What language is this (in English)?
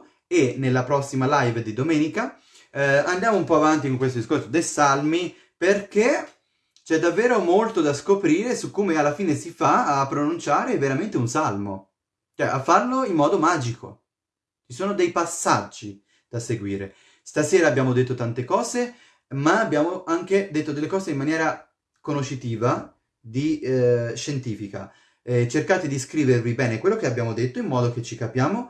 Italian